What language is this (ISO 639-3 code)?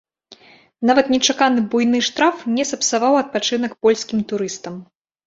bel